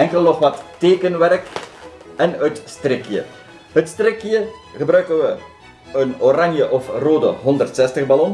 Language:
Dutch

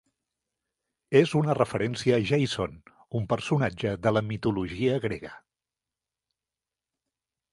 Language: Catalan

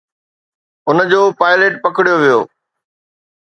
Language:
Sindhi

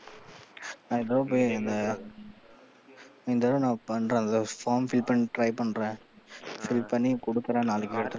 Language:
Tamil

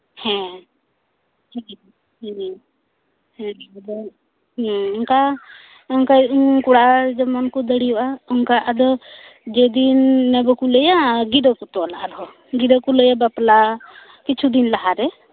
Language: Santali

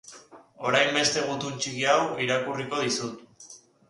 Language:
Basque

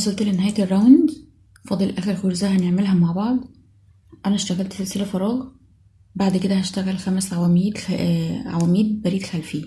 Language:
Arabic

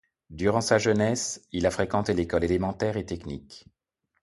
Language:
French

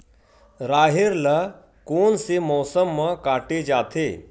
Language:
Chhattisgarhi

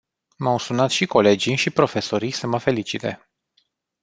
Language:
Romanian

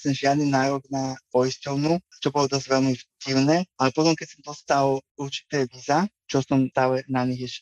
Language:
Slovak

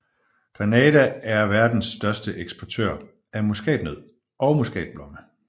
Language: Danish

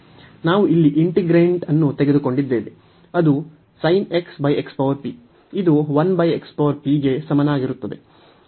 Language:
Kannada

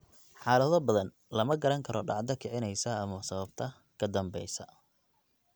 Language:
Somali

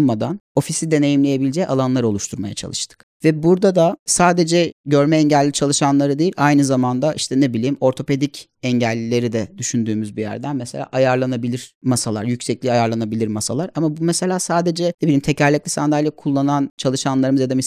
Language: Turkish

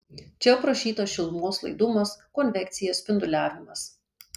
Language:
Lithuanian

